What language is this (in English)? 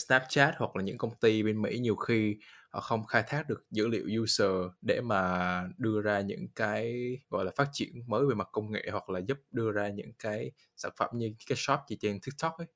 Vietnamese